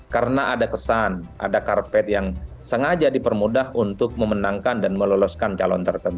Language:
Indonesian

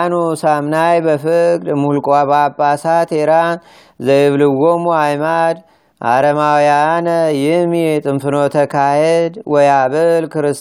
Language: Amharic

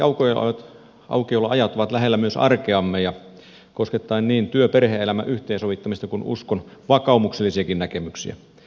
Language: Finnish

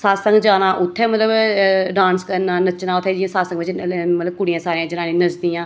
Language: Dogri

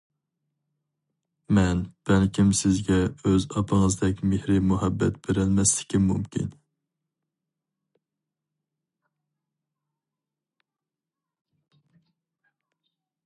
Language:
Uyghur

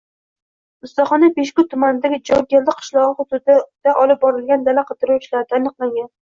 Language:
Uzbek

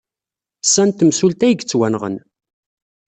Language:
Kabyle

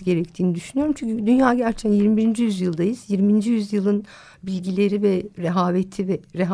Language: Turkish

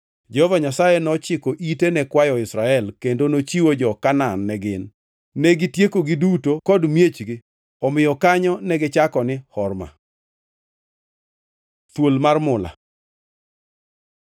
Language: Luo (Kenya and Tanzania)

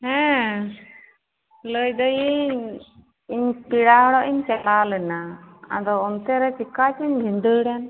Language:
Santali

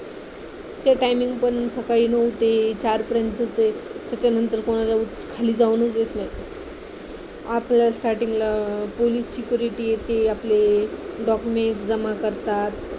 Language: Marathi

